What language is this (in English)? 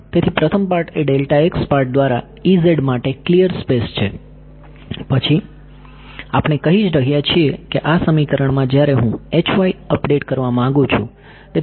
Gujarati